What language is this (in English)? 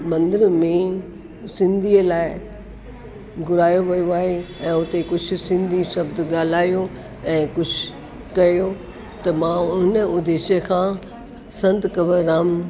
Sindhi